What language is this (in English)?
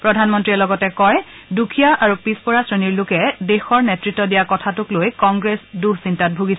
Assamese